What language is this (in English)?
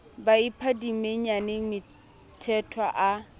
Southern Sotho